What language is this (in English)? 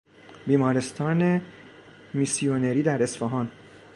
Persian